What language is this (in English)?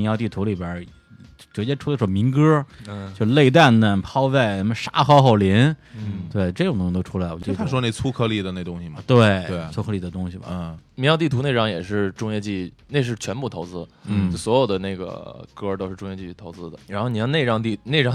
Chinese